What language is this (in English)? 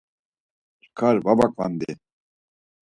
Laz